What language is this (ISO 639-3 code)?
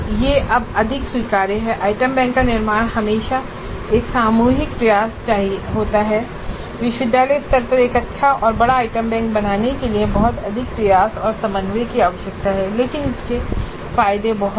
hin